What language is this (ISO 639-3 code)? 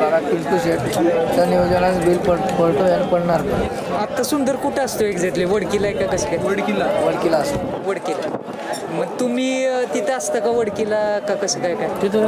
ron